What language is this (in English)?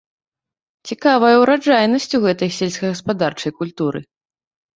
Belarusian